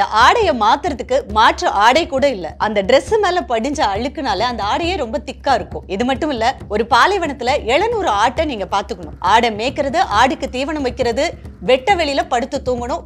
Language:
Tamil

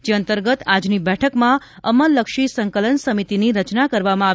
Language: Gujarati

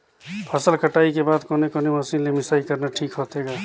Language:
Chhattisgarhi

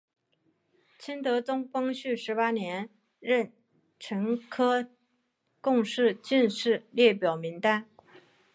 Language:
Chinese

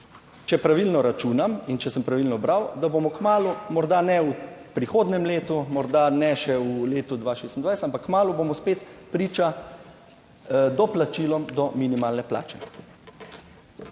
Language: Slovenian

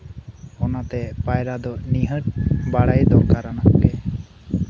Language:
Santali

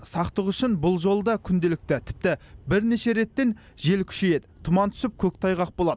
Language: Kazakh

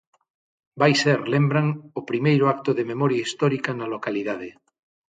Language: Galician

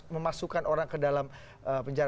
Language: Indonesian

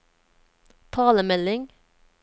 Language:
Norwegian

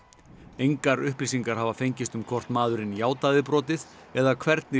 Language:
Icelandic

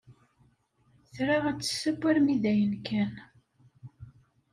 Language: Kabyle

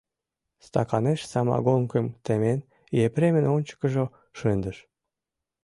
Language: Mari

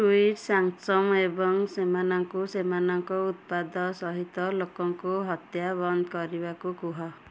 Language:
Odia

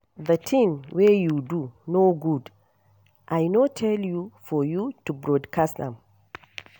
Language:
Nigerian Pidgin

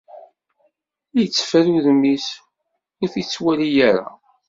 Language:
Kabyle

